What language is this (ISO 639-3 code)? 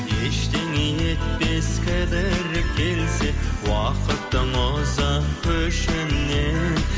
kaz